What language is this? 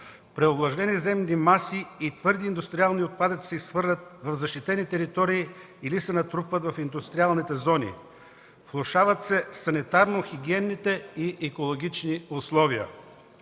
Bulgarian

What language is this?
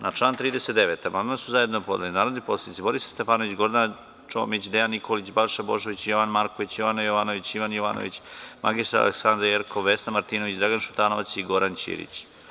Serbian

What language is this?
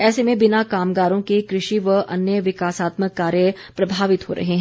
Hindi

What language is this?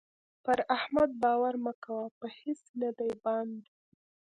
Pashto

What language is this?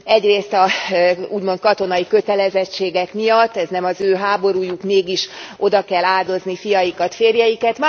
Hungarian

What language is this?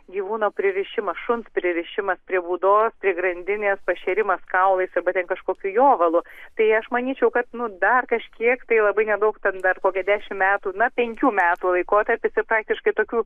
Lithuanian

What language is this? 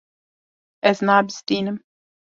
Kurdish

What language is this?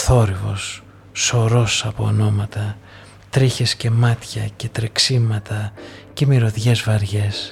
Greek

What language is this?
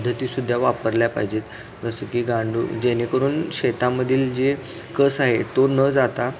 Marathi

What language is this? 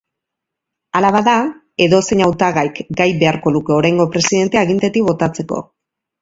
Basque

